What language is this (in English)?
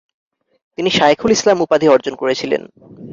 Bangla